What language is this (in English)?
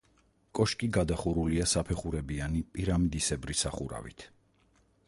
Georgian